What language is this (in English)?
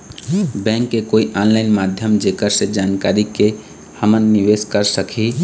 Chhattisgarhi